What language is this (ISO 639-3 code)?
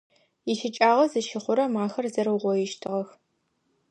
ady